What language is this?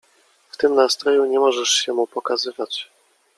Polish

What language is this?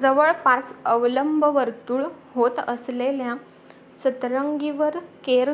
Marathi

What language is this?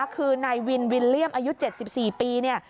Thai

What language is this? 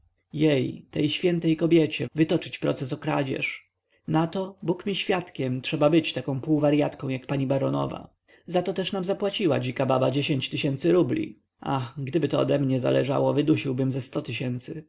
Polish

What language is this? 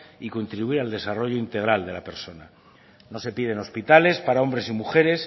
Spanish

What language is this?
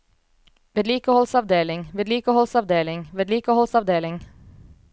Norwegian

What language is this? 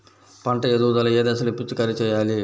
Telugu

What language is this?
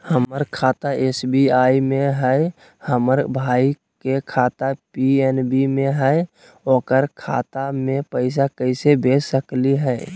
Magahi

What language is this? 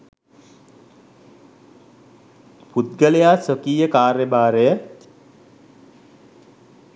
Sinhala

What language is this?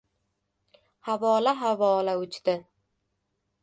Uzbek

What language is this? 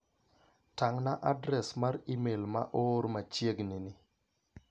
Luo (Kenya and Tanzania)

